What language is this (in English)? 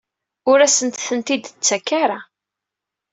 Kabyle